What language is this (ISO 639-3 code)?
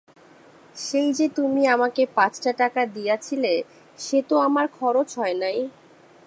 ben